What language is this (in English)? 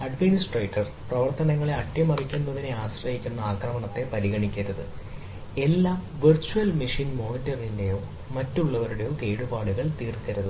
Malayalam